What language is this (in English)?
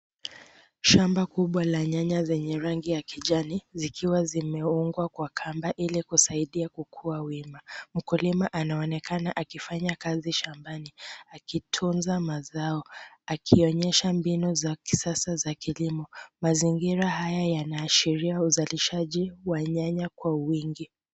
Swahili